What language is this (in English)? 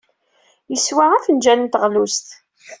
Kabyle